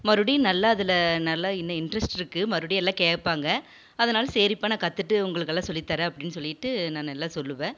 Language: Tamil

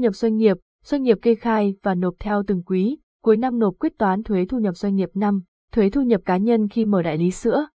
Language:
Vietnamese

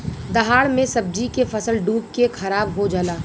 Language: Bhojpuri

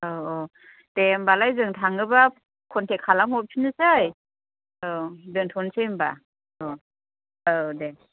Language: Bodo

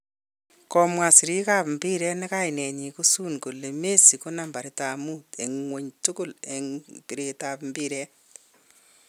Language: Kalenjin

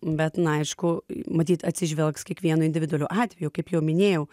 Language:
Lithuanian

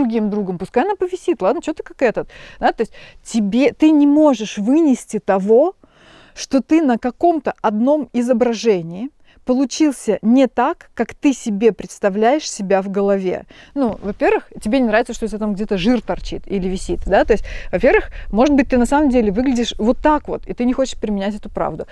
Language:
Russian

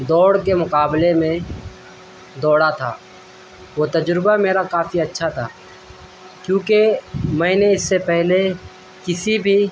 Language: Urdu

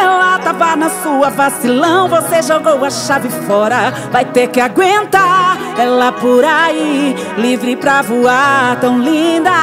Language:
Portuguese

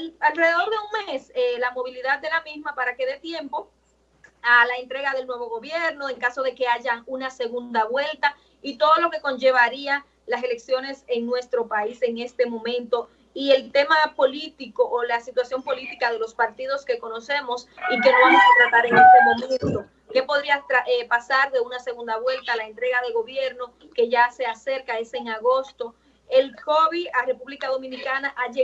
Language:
Spanish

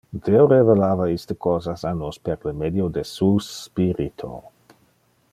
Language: Interlingua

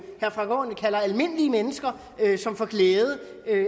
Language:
Danish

